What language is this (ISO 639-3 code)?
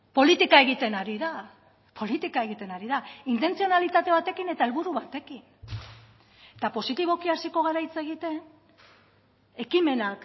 eus